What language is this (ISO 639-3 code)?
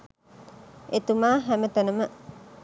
sin